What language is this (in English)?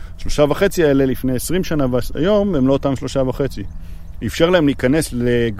Hebrew